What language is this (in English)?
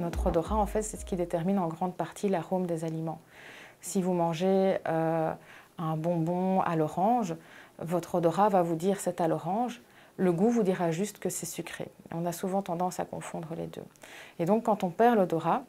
French